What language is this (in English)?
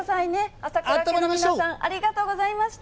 Japanese